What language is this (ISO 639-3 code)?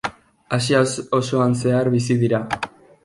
eus